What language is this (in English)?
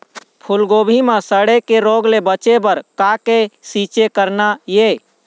Chhattisgarhi